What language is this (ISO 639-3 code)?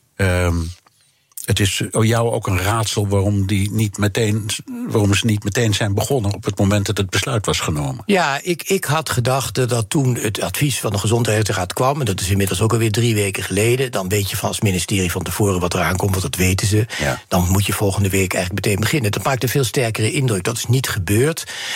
nld